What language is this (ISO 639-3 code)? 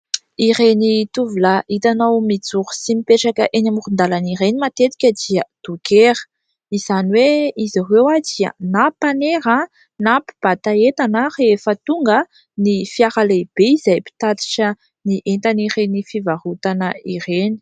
mlg